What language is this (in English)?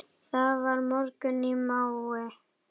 Icelandic